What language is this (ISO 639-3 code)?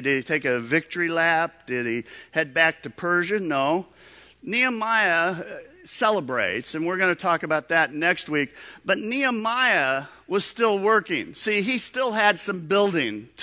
eng